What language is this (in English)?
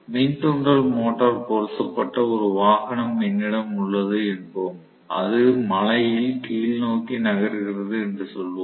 Tamil